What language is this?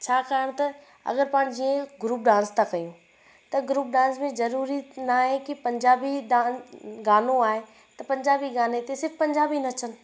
Sindhi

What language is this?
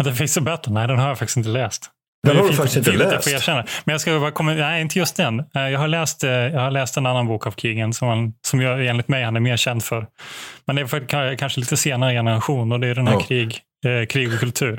Swedish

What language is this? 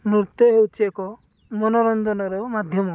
Odia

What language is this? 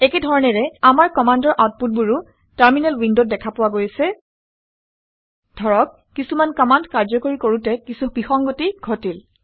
Assamese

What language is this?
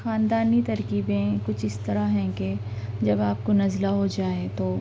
Urdu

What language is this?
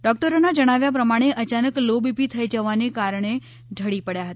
Gujarati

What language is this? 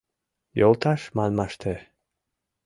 Mari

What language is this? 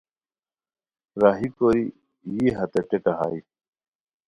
Khowar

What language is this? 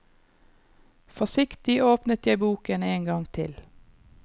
Norwegian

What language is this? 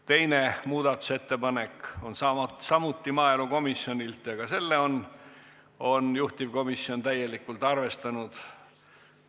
Estonian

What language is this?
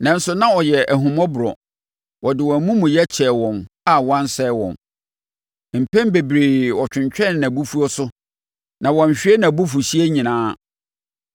Akan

